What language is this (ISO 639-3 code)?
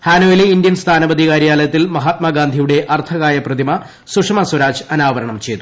mal